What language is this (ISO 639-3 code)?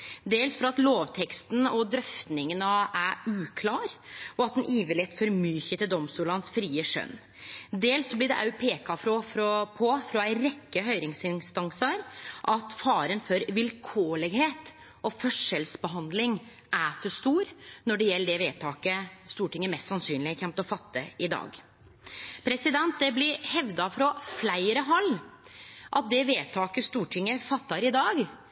nno